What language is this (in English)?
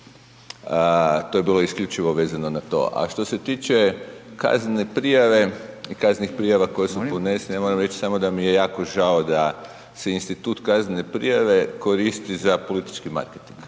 Croatian